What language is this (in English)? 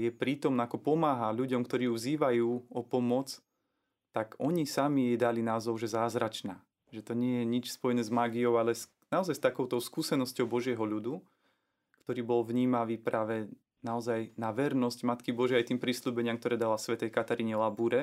Slovak